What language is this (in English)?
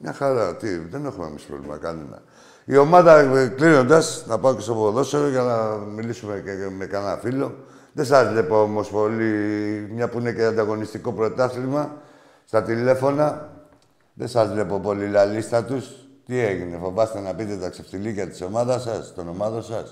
Greek